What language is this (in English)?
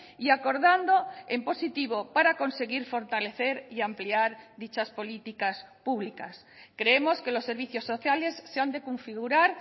Spanish